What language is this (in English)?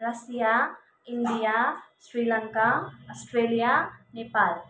Nepali